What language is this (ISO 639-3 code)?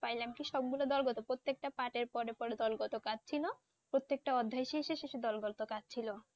ben